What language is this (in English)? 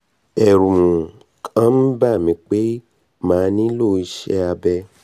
Yoruba